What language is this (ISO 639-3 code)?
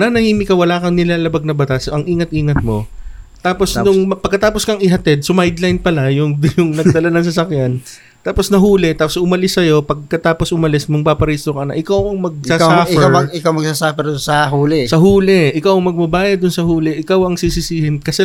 fil